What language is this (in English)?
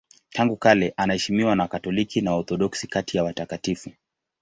Swahili